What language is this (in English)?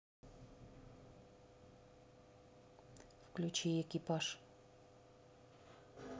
Russian